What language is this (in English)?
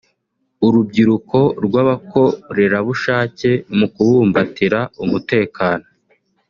Kinyarwanda